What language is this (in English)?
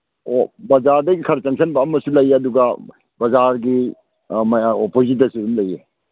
Manipuri